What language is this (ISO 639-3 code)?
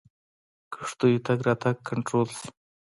pus